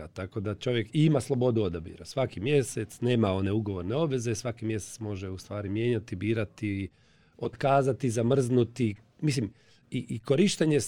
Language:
Croatian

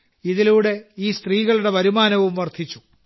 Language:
Malayalam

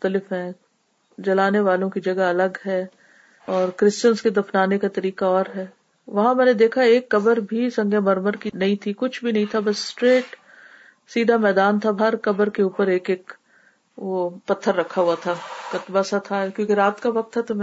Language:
Urdu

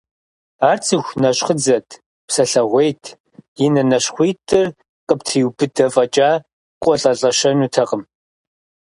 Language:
Kabardian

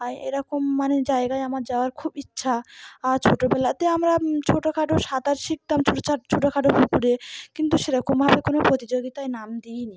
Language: Bangla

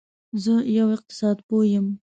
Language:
Pashto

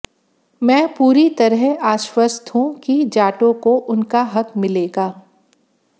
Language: Hindi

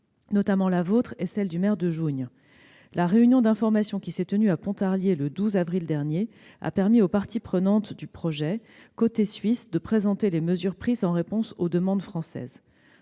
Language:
French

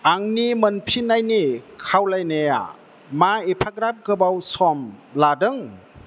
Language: Bodo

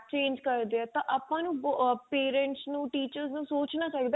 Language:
Punjabi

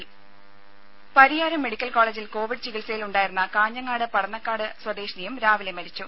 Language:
Malayalam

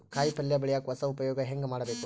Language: Kannada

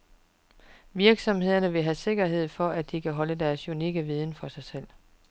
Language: Danish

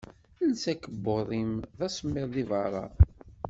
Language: Kabyle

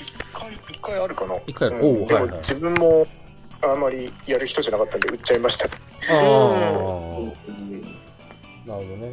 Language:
Japanese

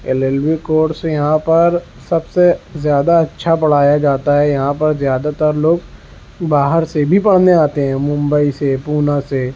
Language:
Urdu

